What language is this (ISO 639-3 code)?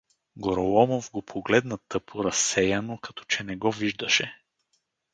bul